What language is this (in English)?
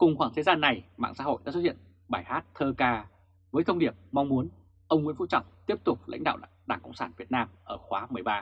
Vietnamese